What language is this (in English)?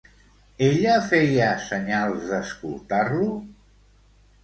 Catalan